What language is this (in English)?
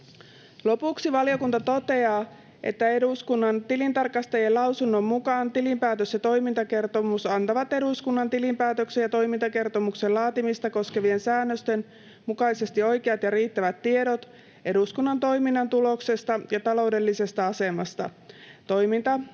Finnish